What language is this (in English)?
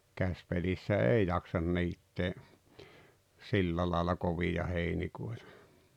Finnish